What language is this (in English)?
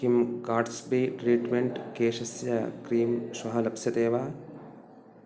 Sanskrit